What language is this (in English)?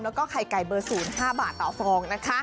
Thai